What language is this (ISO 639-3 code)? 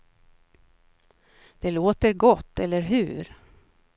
swe